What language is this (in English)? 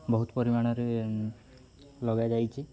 Odia